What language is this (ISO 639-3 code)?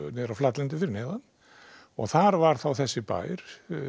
isl